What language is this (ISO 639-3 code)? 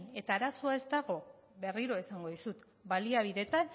eus